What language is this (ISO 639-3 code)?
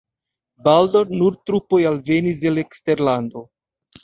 epo